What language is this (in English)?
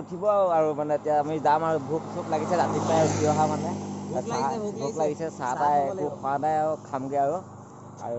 Assamese